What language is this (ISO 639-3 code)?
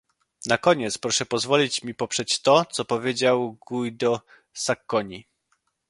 pol